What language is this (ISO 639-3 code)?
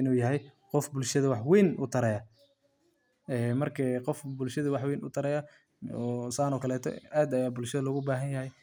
som